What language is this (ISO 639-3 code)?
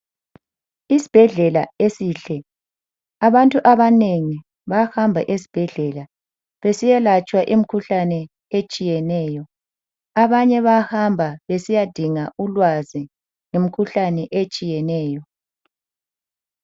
nde